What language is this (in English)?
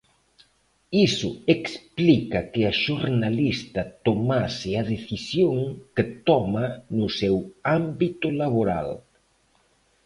Galician